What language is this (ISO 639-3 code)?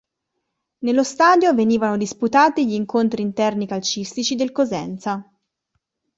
ita